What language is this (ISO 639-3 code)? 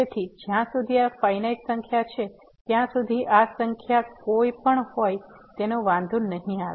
guj